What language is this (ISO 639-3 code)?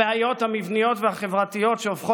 heb